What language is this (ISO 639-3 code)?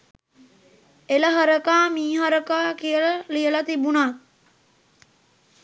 sin